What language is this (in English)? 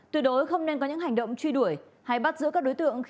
Vietnamese